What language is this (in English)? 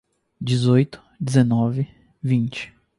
Portuguese